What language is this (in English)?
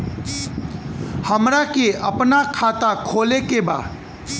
Bhojpuri